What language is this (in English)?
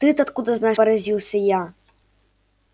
Russian